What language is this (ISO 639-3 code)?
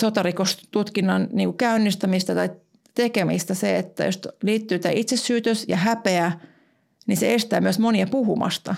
fin